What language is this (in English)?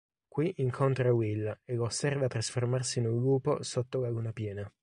Italian